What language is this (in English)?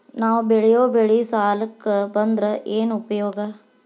Kannada